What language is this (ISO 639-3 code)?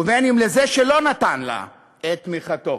heb